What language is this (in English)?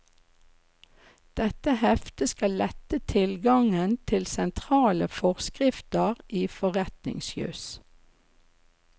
Norwegian